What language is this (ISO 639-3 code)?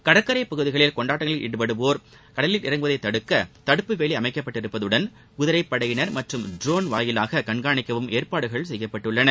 tam